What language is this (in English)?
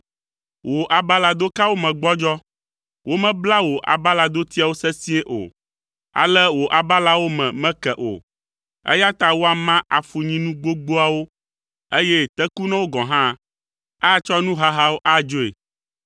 Ewe